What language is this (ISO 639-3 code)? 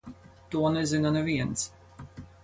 lav